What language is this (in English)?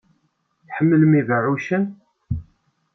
Kabyle